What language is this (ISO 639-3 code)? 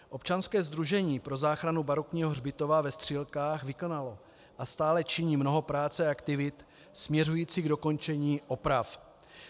ces